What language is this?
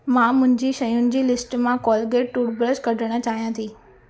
Sindhi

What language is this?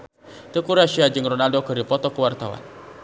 Sundanese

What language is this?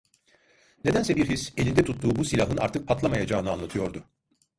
Turkish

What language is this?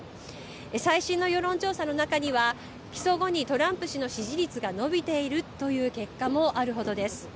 Japanese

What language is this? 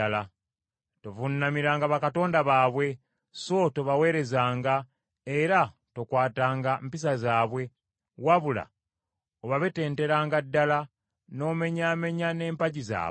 Ganda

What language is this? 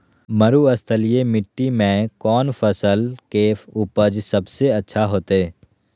Magahi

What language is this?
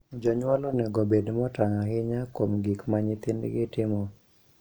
Luo (Kenya and Tanzania)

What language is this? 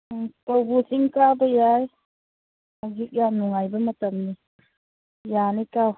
Manipuri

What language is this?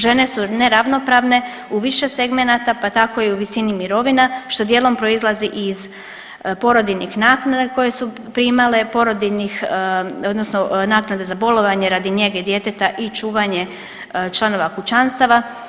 Croatian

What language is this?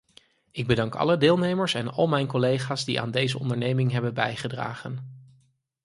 Dutch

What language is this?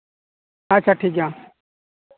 Santali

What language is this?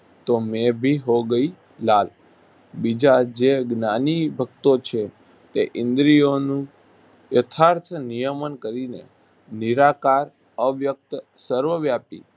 Gujarati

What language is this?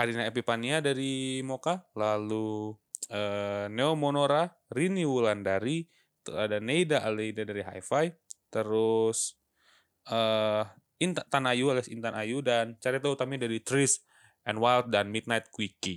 Indonesian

